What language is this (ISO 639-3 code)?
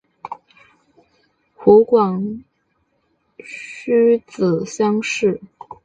zho